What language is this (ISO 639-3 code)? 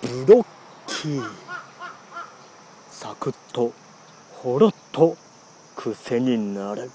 jpn